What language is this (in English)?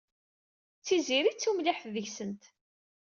Kabyle